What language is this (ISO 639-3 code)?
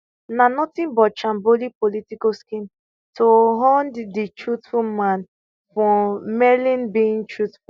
pcm